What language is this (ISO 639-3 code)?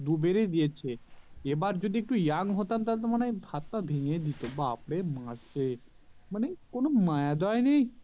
ben